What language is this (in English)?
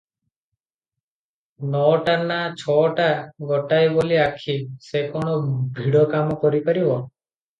Odia